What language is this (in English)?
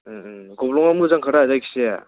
Bodo